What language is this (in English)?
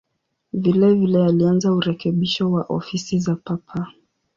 Swahili